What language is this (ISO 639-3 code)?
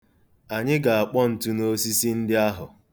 ibo